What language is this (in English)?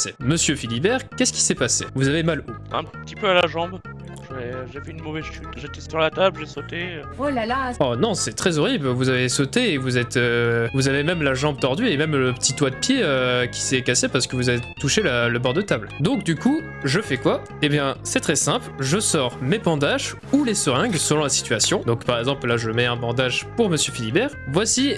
French